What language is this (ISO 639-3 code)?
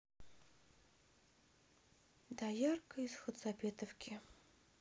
rus